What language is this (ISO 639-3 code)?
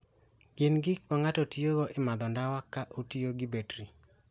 luo